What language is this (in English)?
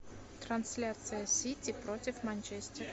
Russian